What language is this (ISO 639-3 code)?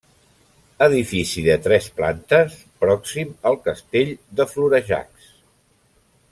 cat